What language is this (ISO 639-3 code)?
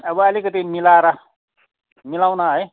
nep